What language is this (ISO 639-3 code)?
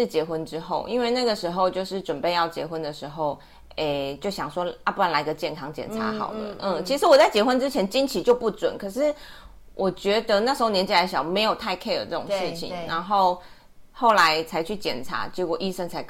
zho